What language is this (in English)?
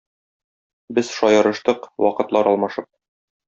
Tatar